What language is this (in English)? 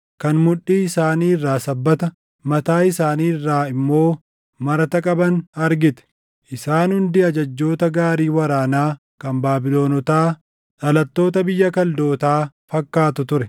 Oromo